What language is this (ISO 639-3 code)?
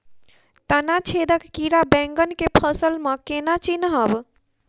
mai